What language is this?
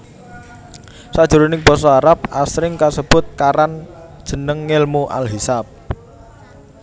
Javanese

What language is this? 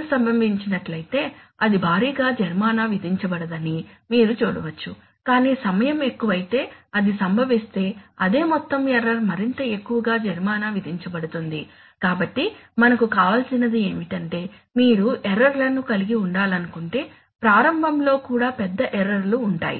Telugu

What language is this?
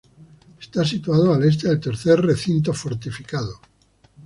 Spanish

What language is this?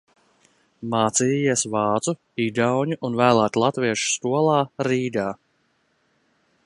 Latvian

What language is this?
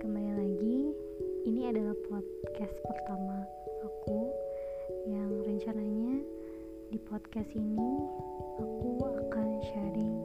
Indonesian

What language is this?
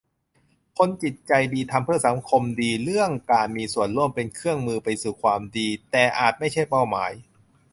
Thai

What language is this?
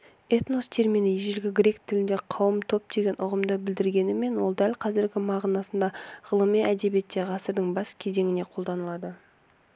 Kazakh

